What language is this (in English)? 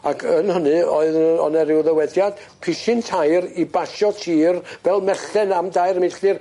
Welsh